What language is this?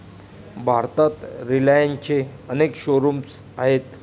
Marathi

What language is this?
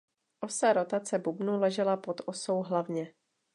Czech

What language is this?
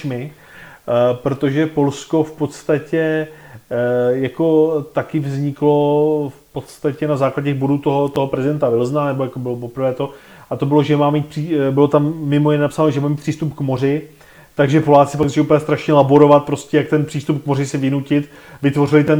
Czech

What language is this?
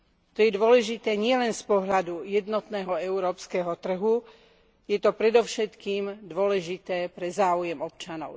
Slovak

